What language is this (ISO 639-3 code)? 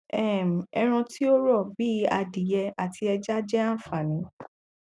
yor